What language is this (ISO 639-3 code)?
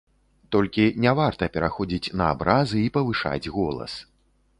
bel